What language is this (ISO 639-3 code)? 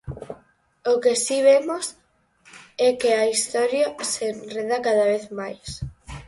glg